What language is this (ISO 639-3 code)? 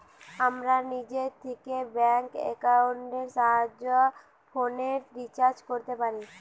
ben